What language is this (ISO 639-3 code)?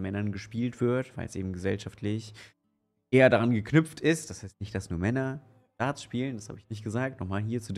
deu